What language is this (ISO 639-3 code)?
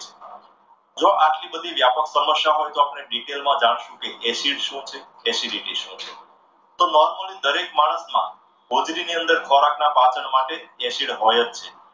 guj